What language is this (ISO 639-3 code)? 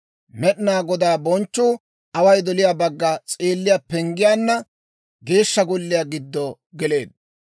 dwr